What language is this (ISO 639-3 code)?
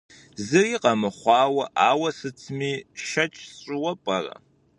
kbd